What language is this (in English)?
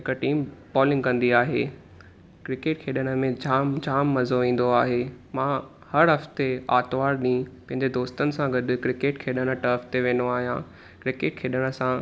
Sindhi